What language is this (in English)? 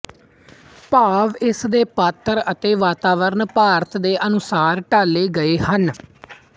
Punjabi